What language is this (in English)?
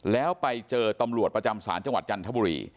Thai